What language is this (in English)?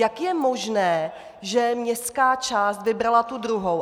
Czech